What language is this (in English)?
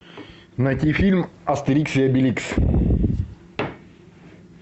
Russian